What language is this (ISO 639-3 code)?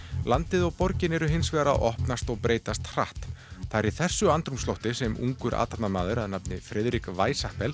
isl